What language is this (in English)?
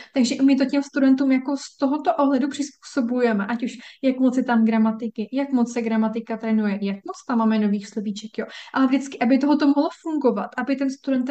Czech